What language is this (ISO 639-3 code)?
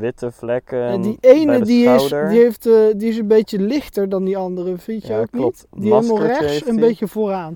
nld